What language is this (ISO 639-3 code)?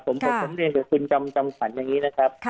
tha